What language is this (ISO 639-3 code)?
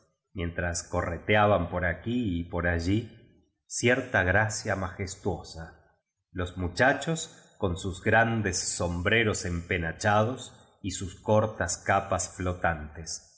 spa